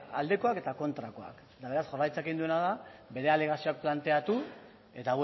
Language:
Basque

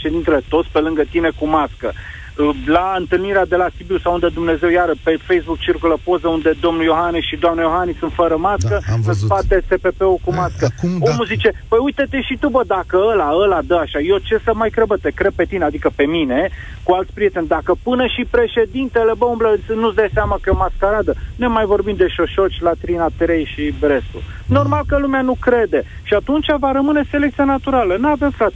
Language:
Romanian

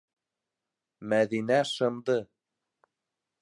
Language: Bashkir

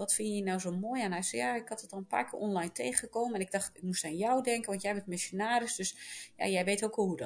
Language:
Dutch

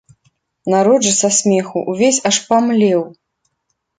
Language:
Belarusian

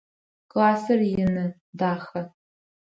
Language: Adyghe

